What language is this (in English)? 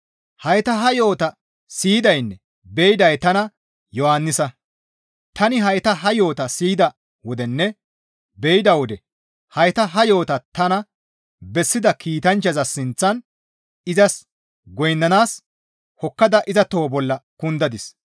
Gamo